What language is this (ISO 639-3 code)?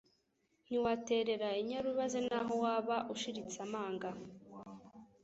kin